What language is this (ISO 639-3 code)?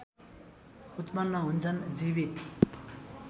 nep